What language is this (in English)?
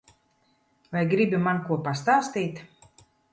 Latvian